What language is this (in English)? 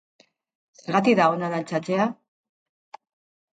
Basque